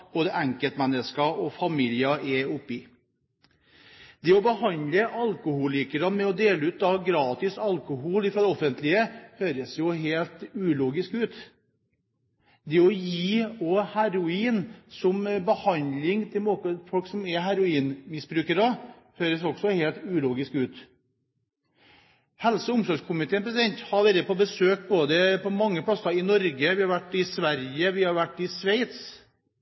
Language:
Norwegian Bokmål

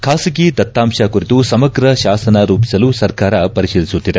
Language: Kannada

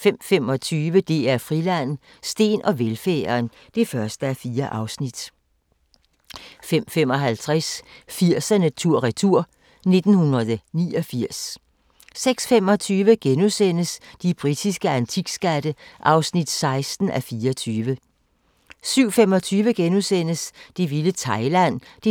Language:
Danish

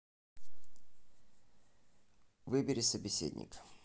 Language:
Russian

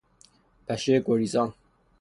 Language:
Persian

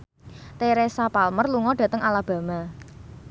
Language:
Javanese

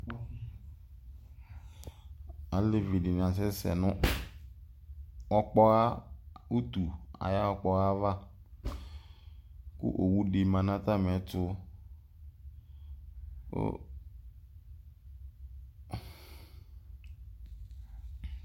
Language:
Ikposo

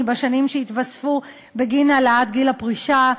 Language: Hebrew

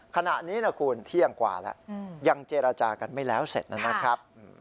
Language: Thai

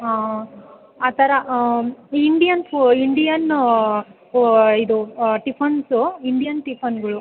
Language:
Kannada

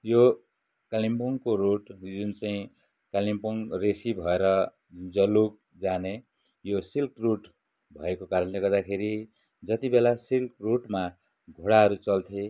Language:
Nepali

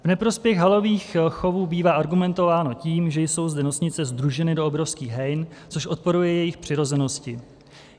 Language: Czech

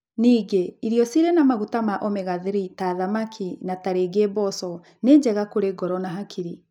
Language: Kikuyu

